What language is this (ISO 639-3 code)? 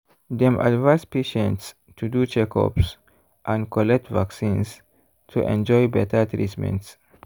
pcm